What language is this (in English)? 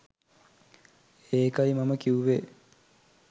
Sinhala